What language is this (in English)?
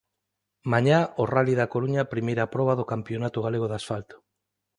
Galician